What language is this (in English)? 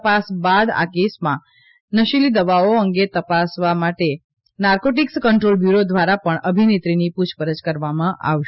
Gujarati